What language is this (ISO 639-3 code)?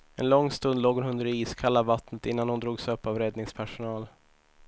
swe